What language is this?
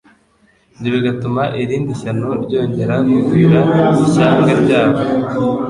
Kinyarwanda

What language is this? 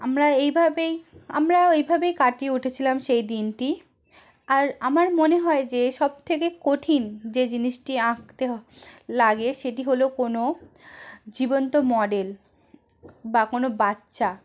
Bangla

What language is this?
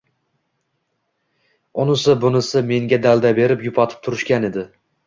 Uzbek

